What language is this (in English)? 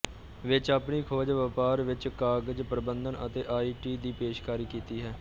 Punjabi